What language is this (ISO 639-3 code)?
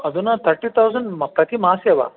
san